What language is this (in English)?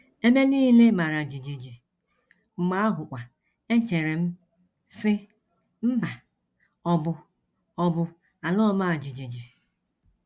Igbo